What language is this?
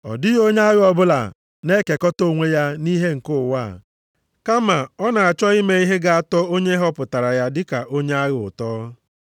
Igbo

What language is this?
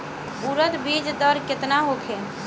Bhojpuri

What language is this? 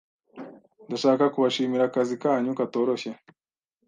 Kinyarwanda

